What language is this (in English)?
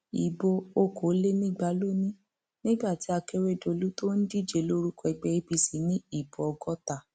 Yoruba